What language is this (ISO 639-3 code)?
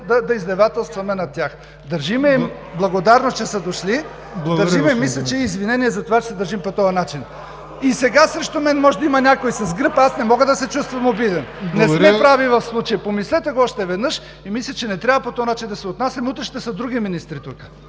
bul